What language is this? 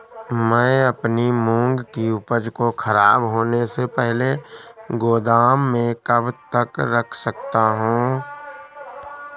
Hindi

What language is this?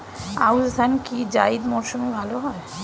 Bangla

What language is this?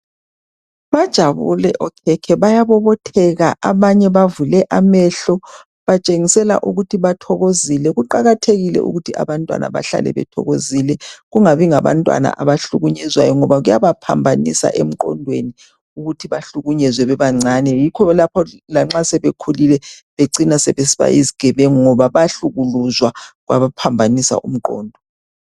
North Ndebele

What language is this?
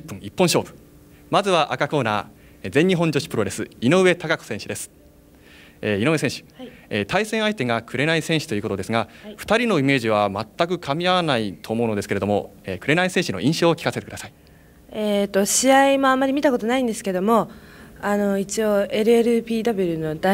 Japanese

